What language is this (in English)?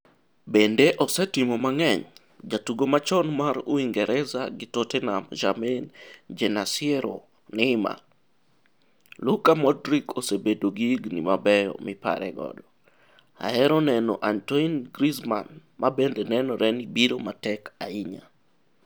Luo (Kenya and Tanzania)